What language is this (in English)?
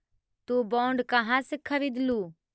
Magahi